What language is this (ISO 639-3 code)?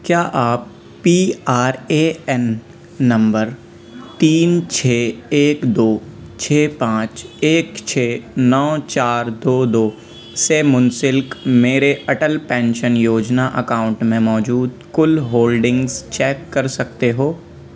urd